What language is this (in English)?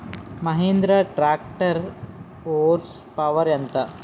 Telugu